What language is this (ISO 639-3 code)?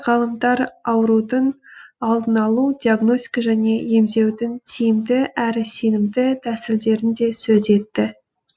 kaz